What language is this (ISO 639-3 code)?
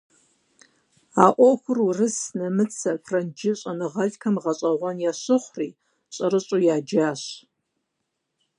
kbd